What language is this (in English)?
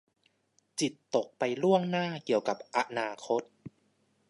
Thai